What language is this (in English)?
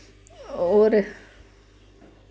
Dogri